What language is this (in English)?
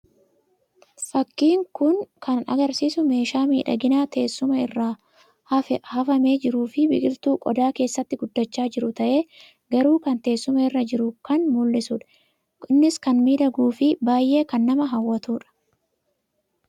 Oromo